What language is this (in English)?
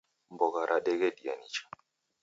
Taita